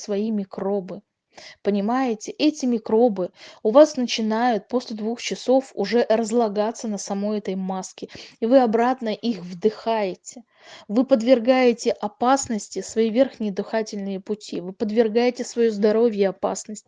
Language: Russian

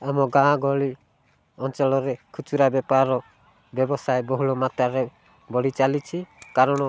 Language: Odia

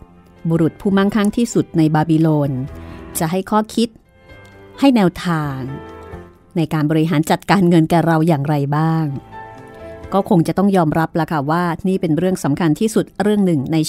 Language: Thai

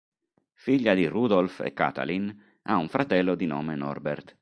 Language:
Italian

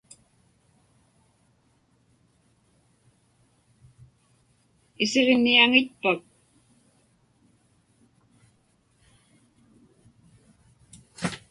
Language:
Inupiaq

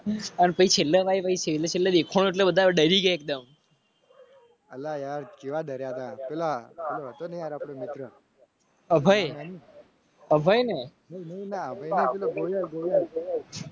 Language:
Gujarati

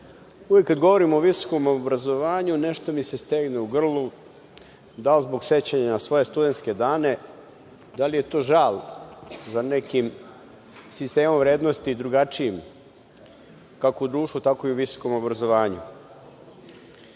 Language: Serbian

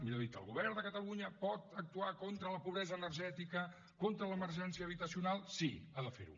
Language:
Catalan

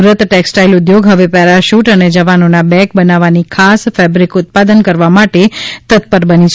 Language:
Gujarati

